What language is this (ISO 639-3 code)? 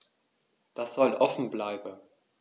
deu